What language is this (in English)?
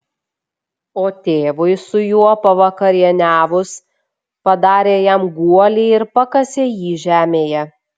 Lithuanian